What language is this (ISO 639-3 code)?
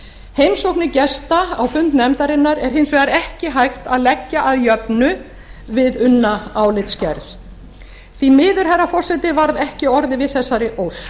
isl